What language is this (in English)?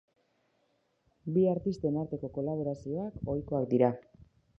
Basque